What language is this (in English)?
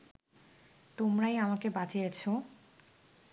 Bangla